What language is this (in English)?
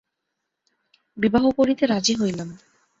Bangla